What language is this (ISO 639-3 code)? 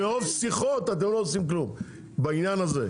heb